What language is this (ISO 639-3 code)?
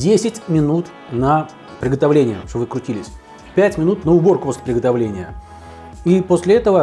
rus